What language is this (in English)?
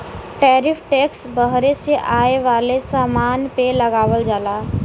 Bhojpuri